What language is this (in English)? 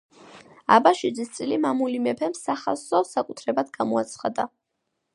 Georgian